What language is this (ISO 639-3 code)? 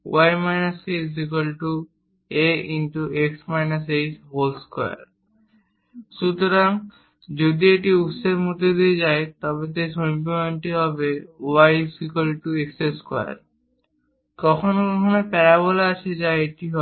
ben